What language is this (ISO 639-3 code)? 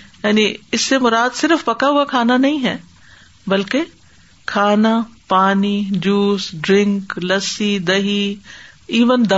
urd